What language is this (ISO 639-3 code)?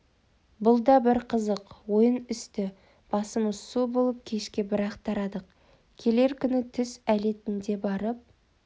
kaz